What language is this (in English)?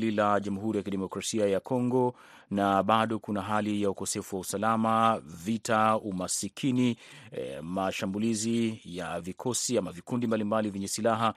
Swahili